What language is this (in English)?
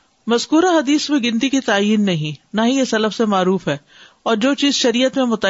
Urdu